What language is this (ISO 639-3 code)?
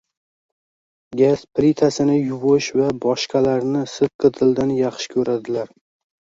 uzb